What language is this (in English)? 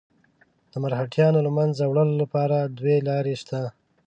Pashto